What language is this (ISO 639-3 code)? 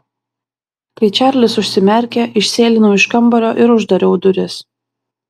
lit